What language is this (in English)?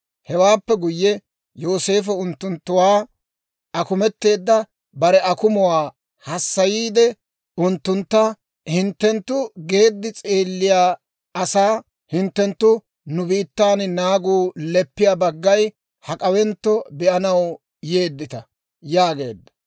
Dawro